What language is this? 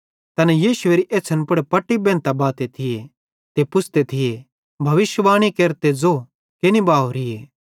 Bhadrawahi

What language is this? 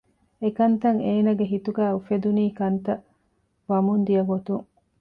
Divehi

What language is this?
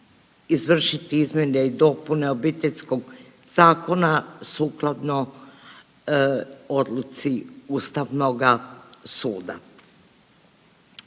Croatian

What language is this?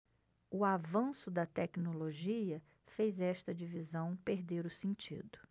Portuguese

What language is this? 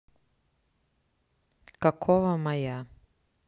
Russian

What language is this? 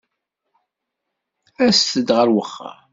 Kabyle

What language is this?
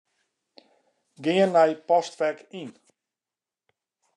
Western Frisian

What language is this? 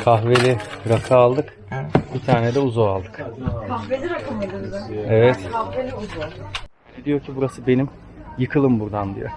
Turkish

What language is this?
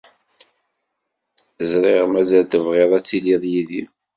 Kabyle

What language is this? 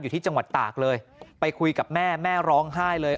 Thai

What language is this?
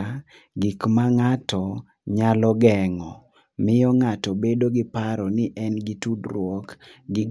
Luo (Kenya and Tanzania)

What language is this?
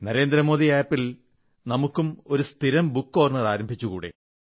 Malayalam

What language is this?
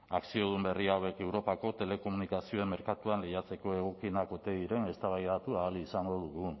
Basque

